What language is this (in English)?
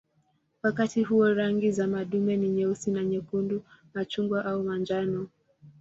Swahili